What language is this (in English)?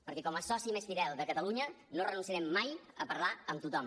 Catalan